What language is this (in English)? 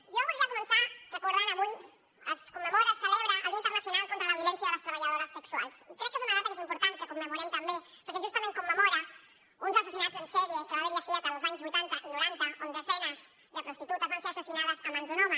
Catalan